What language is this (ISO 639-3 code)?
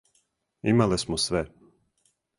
srp